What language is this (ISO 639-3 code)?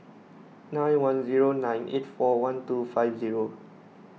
eng